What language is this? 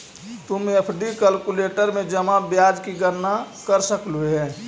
Magahi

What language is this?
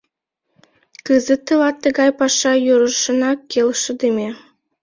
Mari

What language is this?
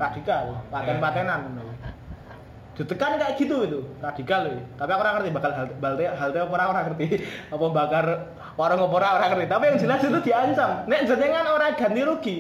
Indonesian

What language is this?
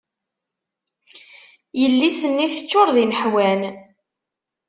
Kabyle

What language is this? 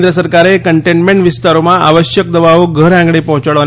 Gujarati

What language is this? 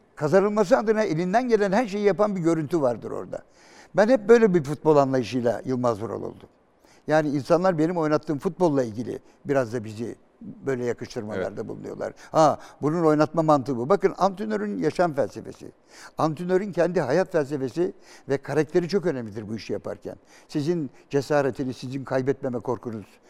Turkish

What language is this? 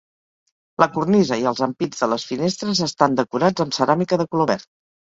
Catalan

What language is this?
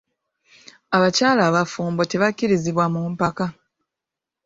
Ganda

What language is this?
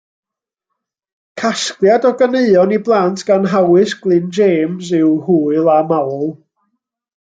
Welsh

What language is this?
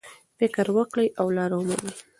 Pashto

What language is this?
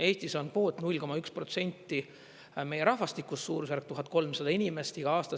Estonian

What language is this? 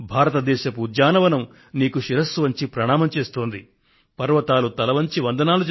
Telugu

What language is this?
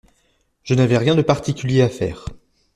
French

